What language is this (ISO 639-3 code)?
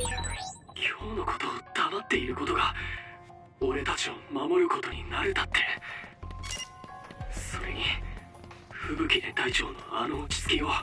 jpn